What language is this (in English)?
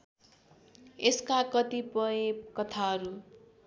Nepali